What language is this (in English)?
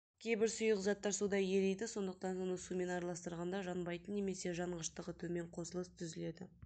Kazakh